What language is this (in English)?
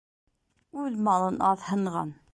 Bashkir